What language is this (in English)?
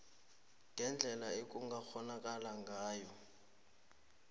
South Ndebele